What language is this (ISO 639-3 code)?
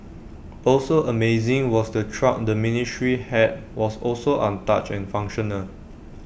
eng